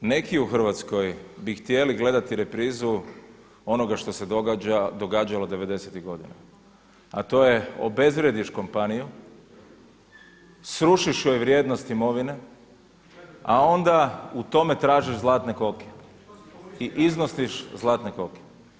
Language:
Croatian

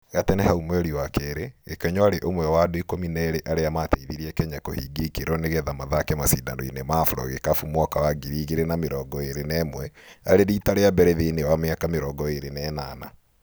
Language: Kikuyu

